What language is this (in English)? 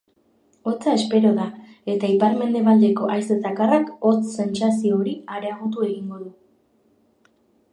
Basque